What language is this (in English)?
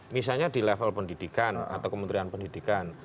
Indonesian